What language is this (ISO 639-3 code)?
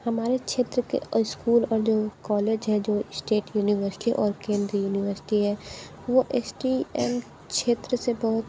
hin